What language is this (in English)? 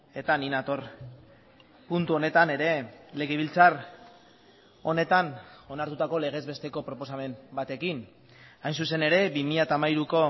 Basque